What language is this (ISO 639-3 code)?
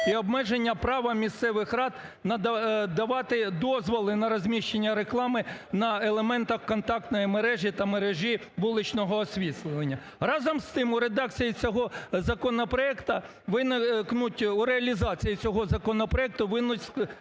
ukr